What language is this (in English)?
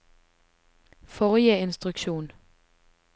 Norwegian